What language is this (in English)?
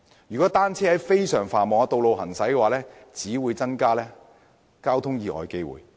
Cantonese